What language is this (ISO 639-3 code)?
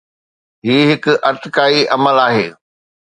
snd